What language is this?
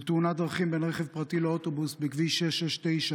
Hebrew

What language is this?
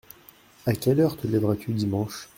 French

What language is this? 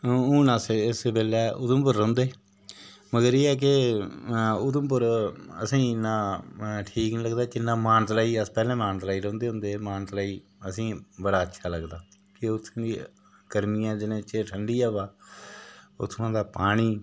Dogri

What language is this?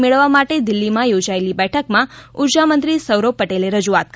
Gujarati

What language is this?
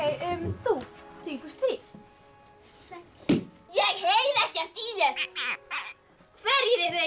Icelandic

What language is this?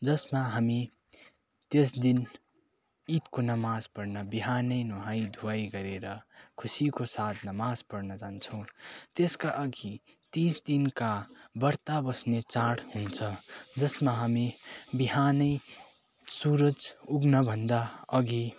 Nepali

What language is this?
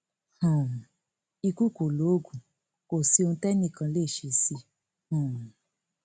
Yoruba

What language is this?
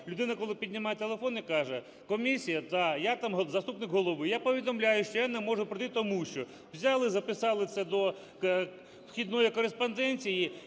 Ukrainian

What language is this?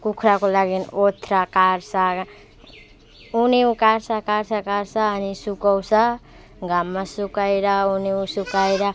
Nepali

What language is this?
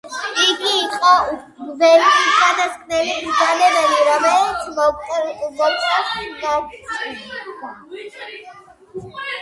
Georgian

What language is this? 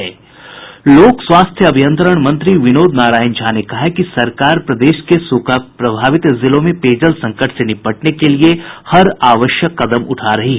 Hindi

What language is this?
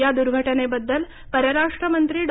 Marathi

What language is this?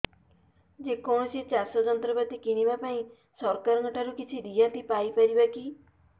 Odia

